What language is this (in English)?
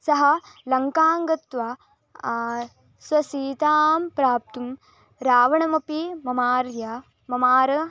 Sanskrit